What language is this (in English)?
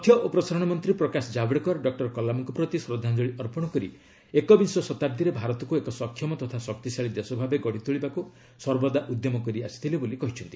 Odia